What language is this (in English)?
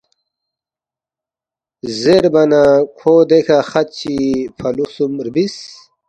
Balti